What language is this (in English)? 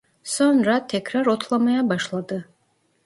Turkish